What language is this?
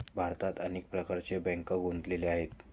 Marathi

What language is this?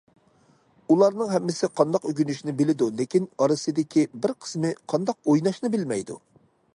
Uyghur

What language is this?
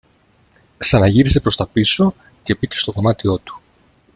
Greek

